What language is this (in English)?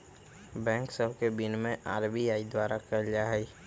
Magahi